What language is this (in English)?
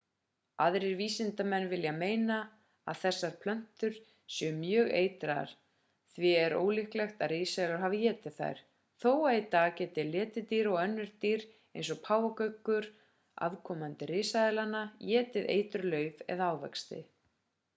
Icelandic